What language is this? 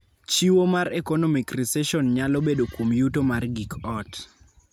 Luo (Kenya and Tanzania)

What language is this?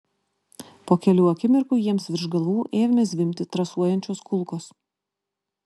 Lithuanian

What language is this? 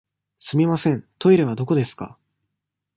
Japanese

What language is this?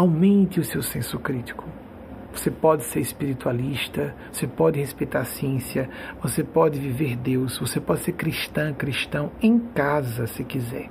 Portuguese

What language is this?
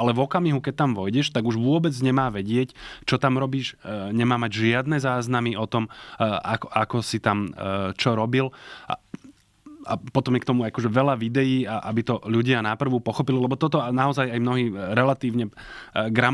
Slovak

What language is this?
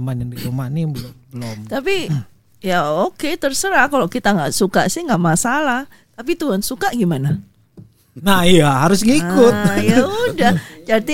Indonesian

